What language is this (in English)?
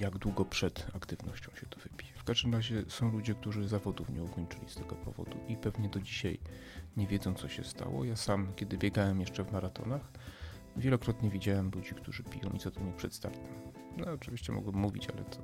Polish